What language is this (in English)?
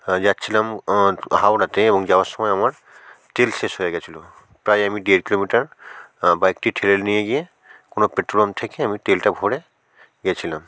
Bangla